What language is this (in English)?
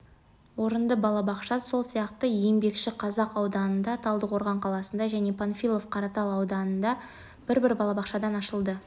Kazakh